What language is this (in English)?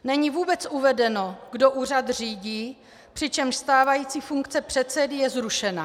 Czech